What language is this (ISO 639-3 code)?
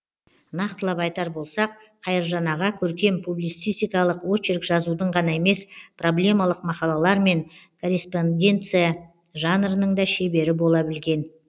kaz